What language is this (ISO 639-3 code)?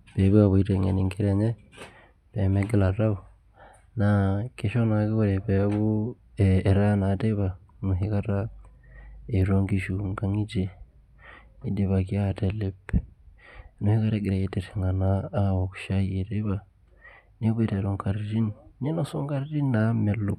mas